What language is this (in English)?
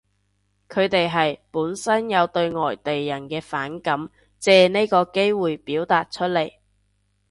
Cantonese